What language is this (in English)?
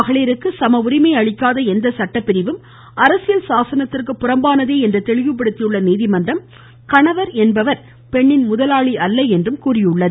Tamil